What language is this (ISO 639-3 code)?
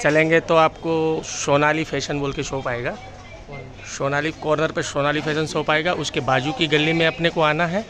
tel